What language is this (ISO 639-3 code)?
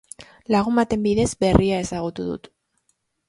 eus